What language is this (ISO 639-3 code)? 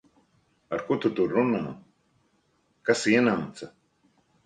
lav